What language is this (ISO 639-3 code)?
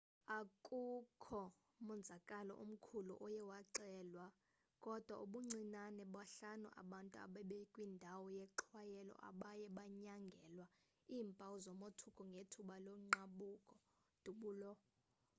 xho